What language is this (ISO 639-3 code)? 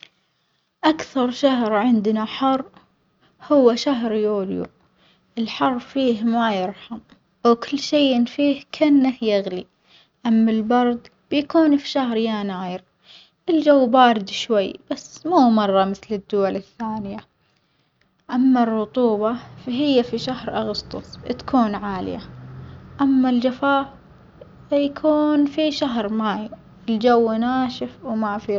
acx